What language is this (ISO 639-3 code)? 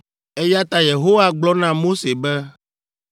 ewe